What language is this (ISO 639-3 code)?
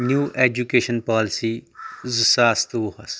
kas